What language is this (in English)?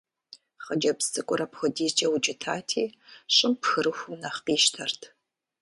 Kabardian